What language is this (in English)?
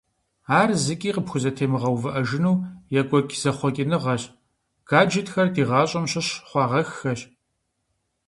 Kabardian